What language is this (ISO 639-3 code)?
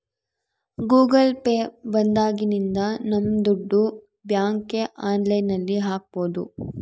kan